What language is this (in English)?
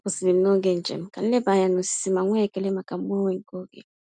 Igbo